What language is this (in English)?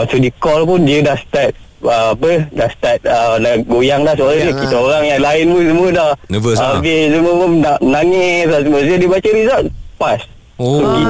Malay